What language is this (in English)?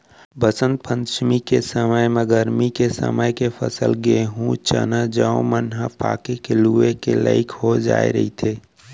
Chhattisgarhi